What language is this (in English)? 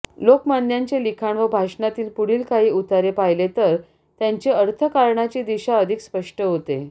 Marathi